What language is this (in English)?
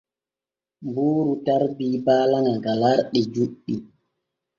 Borgu Fulfulde